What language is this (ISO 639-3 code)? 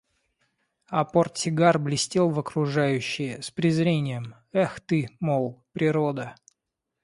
rus